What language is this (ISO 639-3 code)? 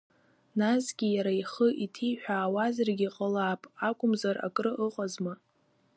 abk